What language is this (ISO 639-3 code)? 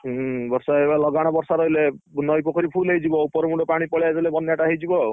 ori